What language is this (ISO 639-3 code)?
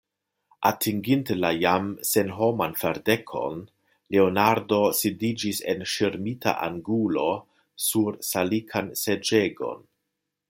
epo